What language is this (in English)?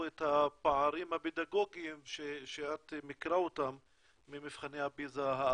Hebrew